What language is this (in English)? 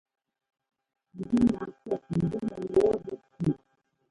Ngomba